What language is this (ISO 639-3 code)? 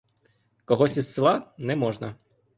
ukr